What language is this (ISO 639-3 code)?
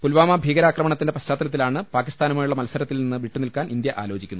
mal